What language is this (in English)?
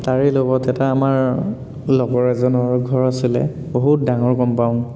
Assamese